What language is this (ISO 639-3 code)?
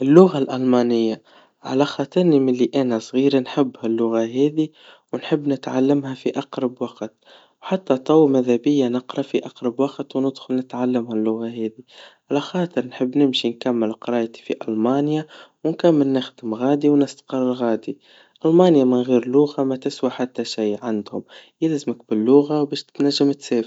aeb